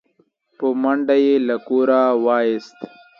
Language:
Pashto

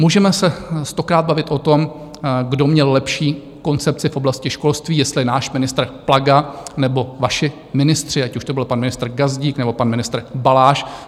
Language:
Czech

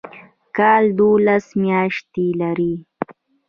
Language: Pashto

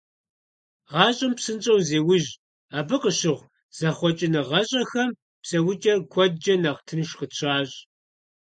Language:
Kabardian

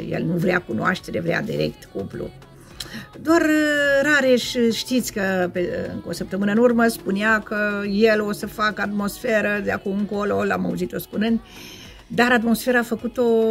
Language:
Romanian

